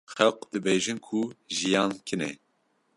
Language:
Kurdish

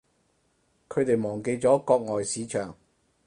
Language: Cantonese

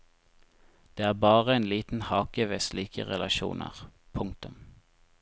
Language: Norwegian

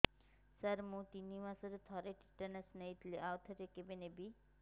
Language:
Odia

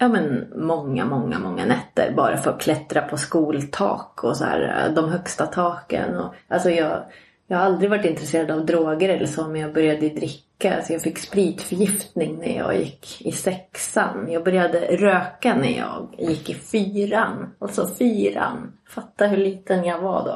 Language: Swedish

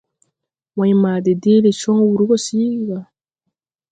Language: Tupuri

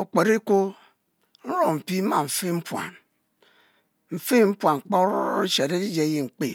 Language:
Mbe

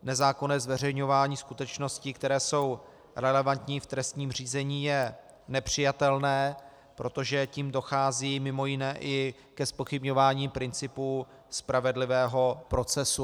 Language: Czech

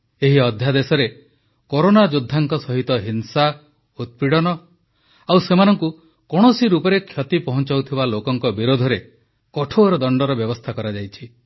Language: Odia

